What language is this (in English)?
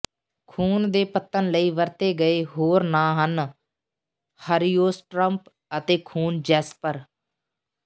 Punjabi